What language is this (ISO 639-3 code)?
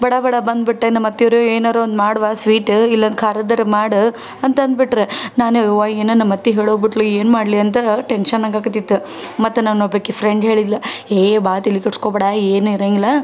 kan